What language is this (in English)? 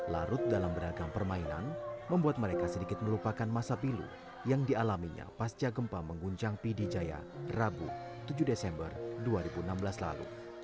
Indonesian